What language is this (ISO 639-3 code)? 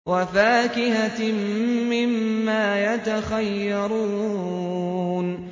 ara